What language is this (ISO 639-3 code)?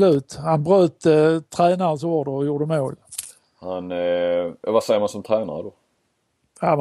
swe